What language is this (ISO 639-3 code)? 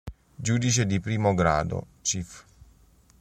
ita